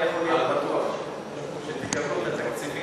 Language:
Hebrew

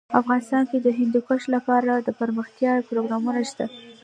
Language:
Pashto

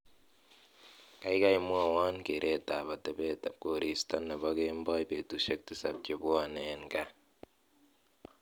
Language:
Kalenjin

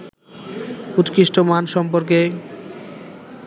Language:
Bangla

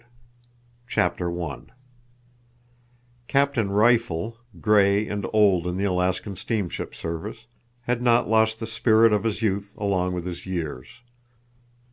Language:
English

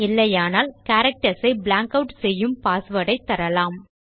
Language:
Tamil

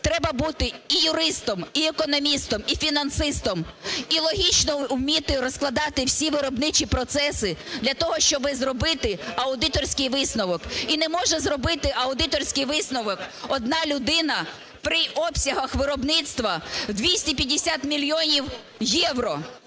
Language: Ukrainian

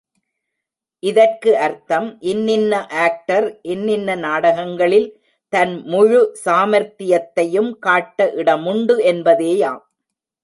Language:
Tamil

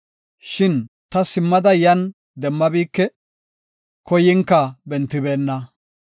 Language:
Gofa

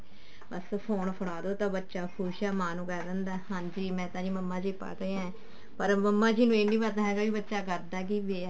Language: Punjabi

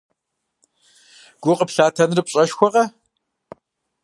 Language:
Kabardian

